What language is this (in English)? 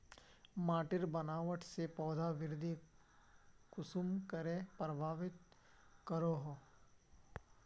Magahi